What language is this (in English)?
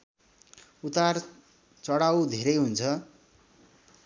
Nepali